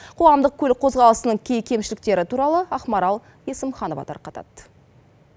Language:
Kazakh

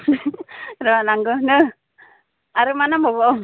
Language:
Bodo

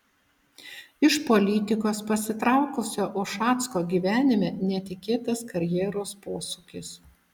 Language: Lithuanian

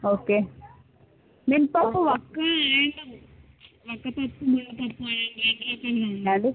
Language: Telugu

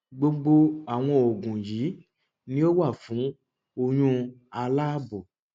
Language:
Yoruba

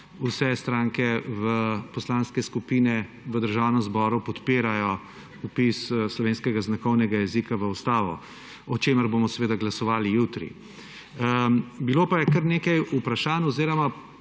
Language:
Slovenian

